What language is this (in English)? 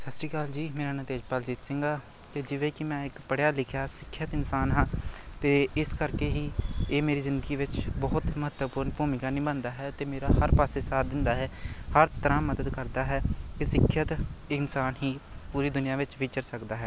Punjabi